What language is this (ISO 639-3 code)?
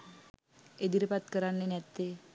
sin